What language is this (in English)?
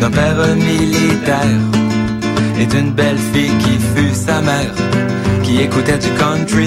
Greek